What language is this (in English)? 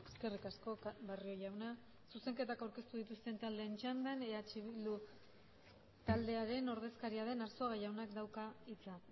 Basque